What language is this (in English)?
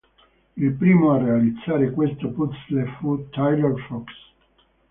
Italian